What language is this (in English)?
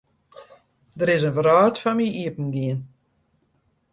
Western Frisian